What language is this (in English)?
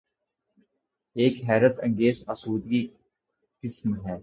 Urdu